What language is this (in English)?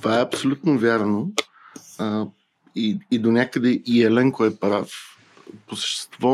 Bulgarian